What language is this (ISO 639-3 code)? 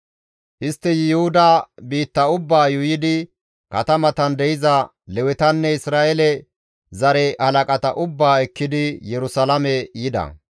gmv